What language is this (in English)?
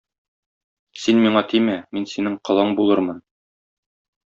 Tatar